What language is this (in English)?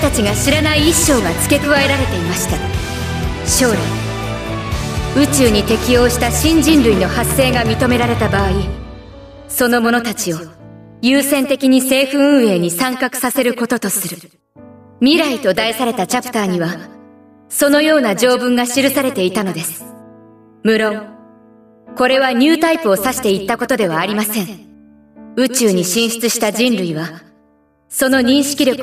Japanese